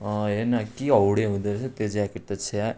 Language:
Nepali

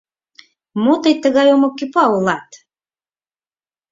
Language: Mari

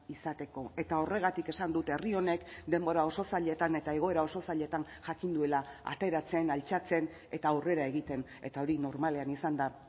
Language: Basque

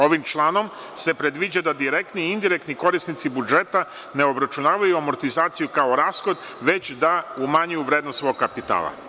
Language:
Serbian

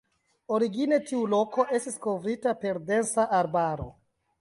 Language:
Esperanto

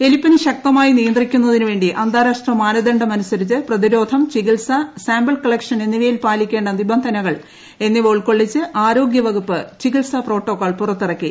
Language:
Malayalam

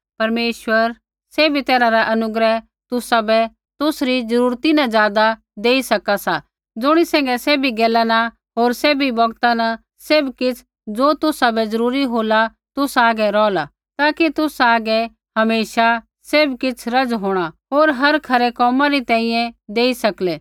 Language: Kullu Pahari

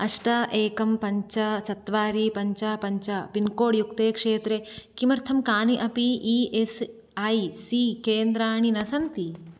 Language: Sanskrit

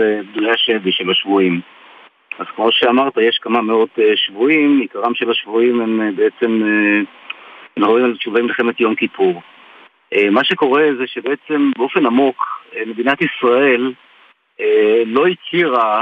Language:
Hebrew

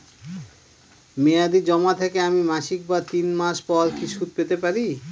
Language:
Bangla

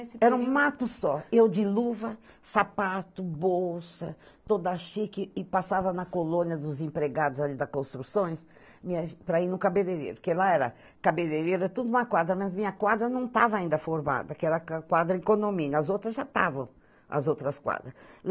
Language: Portuguese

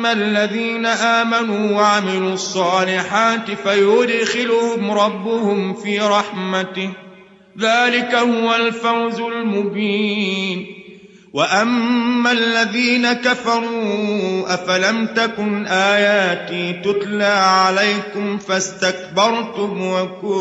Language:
Arabic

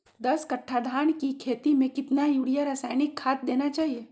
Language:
Magahi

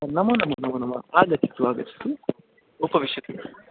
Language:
Sanskrit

